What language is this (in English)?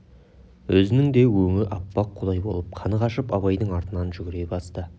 Kazakh